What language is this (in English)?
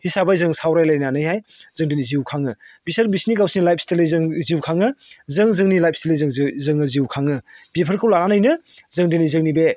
Bodo